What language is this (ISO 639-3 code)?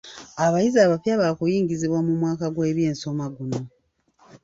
lug